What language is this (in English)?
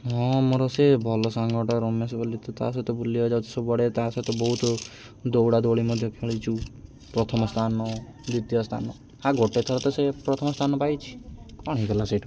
Odia